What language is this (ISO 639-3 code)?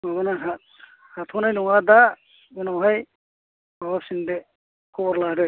brx